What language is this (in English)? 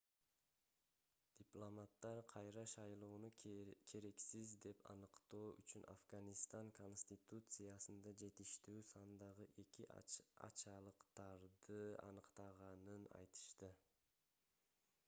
Kyrgyz